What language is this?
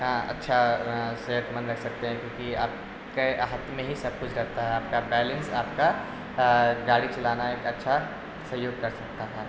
Urdu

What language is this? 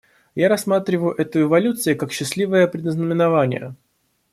Russian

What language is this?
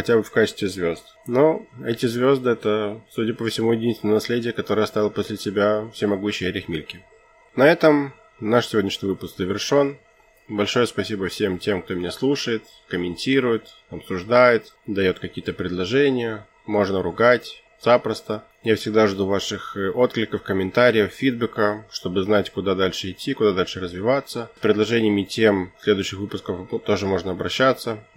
Russian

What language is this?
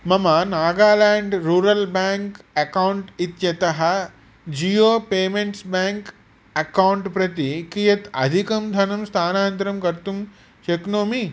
Sanskrit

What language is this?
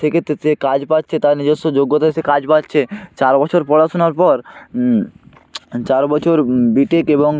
Bangla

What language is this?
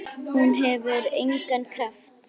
Icelandic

